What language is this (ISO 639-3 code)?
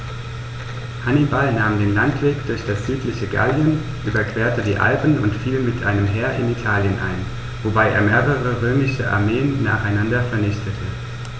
deu